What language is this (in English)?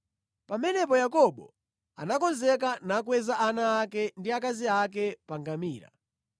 Nyanja